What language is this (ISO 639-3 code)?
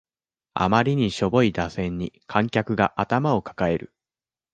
jpn